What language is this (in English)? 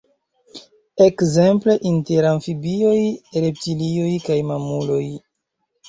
Esperanto